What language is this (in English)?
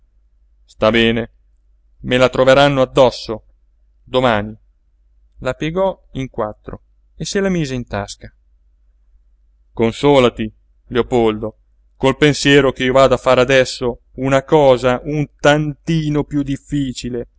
Italian